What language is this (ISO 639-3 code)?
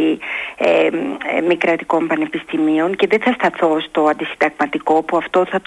ell